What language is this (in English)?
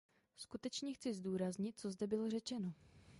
Czech